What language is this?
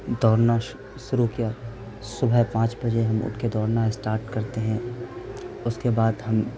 Urdu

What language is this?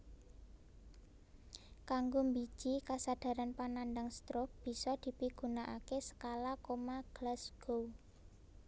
Javanese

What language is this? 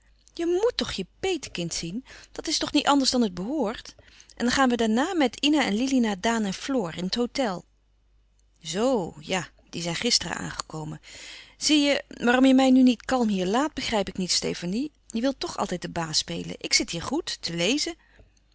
Dutch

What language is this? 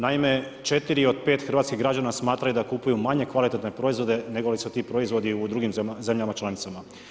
Croatian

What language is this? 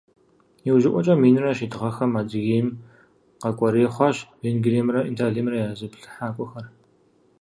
Kabardian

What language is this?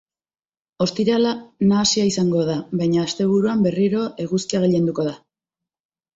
Basque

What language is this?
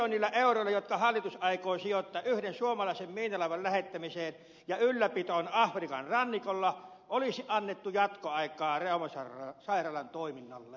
Finnish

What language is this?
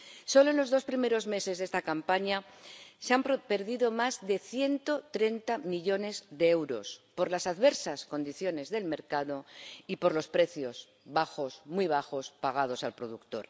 Spanish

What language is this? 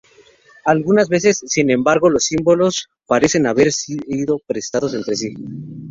Spanish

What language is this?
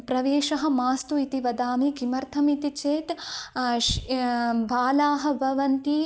Sanskrit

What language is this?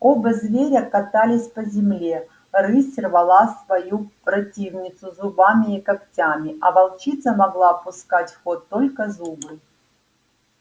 Russian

